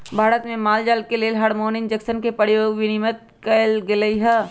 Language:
Magahi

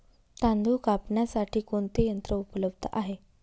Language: Marathi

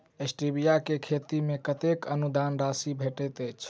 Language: Maithili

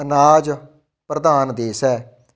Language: Punjabi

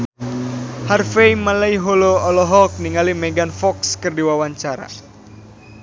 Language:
Sundanese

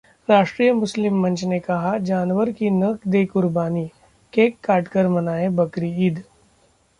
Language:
Hindi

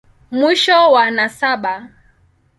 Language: Swahili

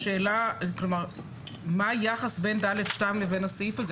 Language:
Hebrew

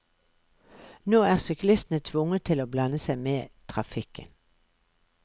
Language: Norwegian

